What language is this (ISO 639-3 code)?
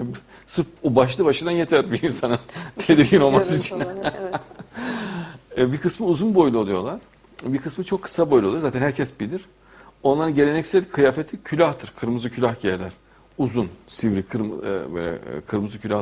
tur